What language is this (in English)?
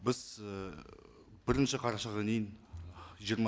Kazakh